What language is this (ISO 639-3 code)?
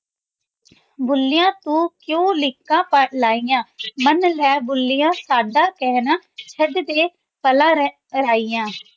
pan